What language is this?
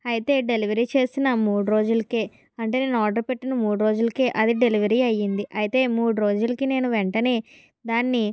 Telugu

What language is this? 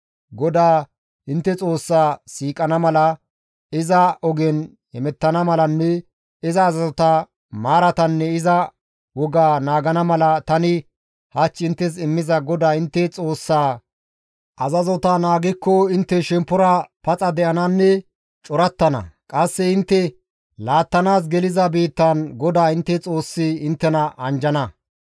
Gamo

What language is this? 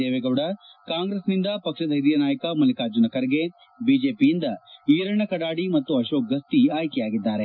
Kannada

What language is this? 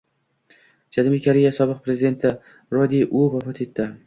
Uzbek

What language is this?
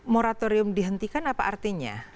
Indonesian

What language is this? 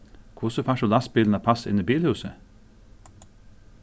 Faroese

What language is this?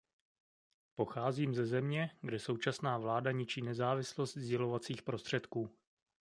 Czech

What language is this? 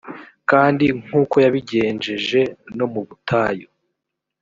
Kinyarwanda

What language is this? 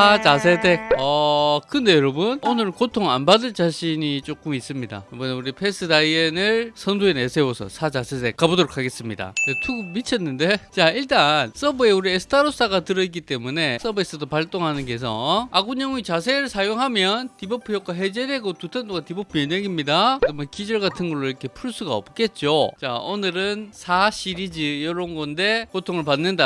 Korean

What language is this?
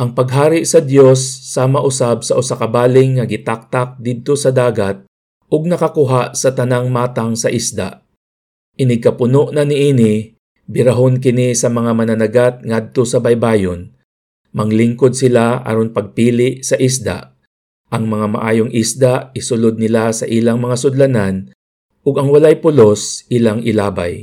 Filipino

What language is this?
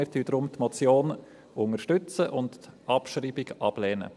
Swiss German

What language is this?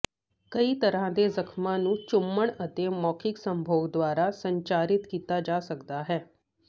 Punjabi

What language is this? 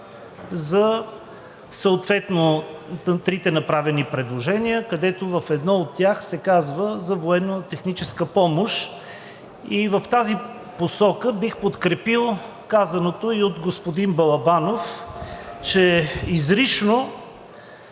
Bulgarian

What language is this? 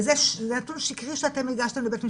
Hebrew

